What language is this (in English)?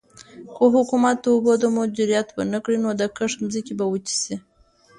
Pashto